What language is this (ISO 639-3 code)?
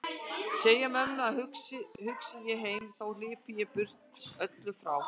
isl